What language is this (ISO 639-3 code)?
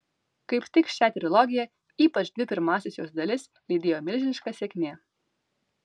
lit